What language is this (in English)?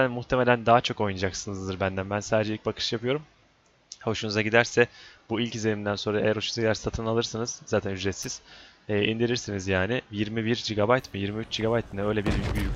Turkish